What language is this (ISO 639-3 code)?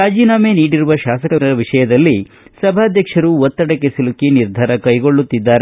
kan